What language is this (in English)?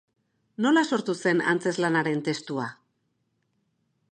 Basque